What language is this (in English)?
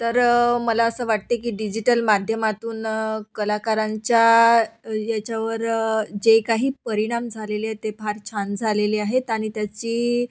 Marathi